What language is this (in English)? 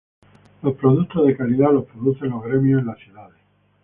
Spanish